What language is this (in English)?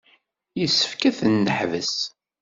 Kabyle